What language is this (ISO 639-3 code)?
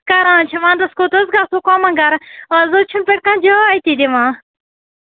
kas